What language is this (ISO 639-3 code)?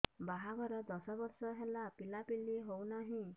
ori